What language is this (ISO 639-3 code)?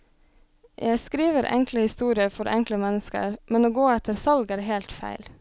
nor